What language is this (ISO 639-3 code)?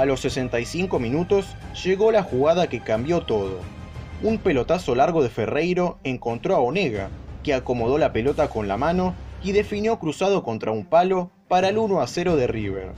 spa